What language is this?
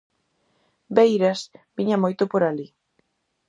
Galician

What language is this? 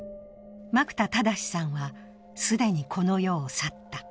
Japanese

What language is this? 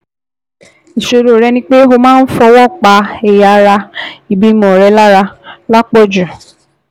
Yoruba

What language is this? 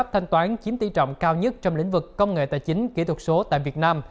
Vietnamese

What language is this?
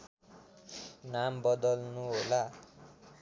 Nepali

